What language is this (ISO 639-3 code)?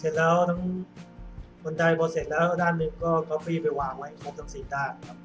tha